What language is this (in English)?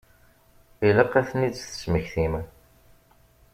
Kabyle